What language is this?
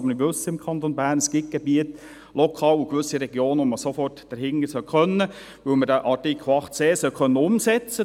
Swiss German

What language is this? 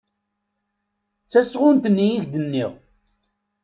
Kabyle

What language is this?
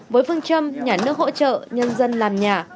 Vietnamese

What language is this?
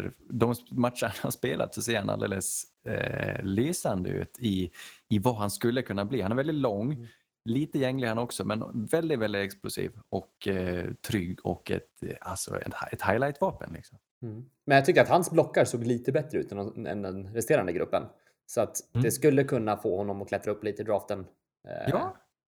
Swedish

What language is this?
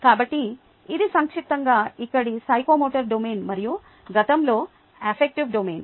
Telugu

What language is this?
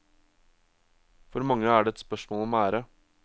Norwegian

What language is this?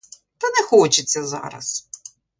Ukrainian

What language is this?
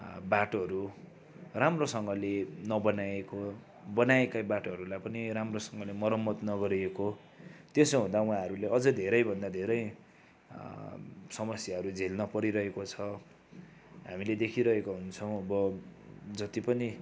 Nepali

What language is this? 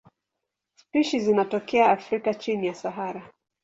Swahili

